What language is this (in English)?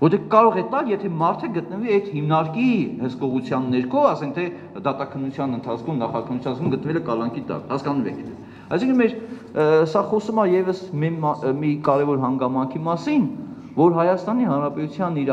Romanian